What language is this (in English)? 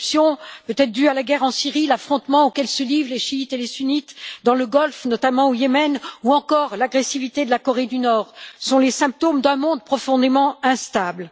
French